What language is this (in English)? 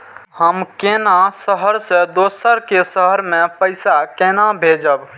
Maithili